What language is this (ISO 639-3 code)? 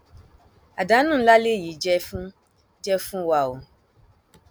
yor